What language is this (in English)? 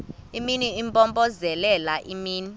Xhosa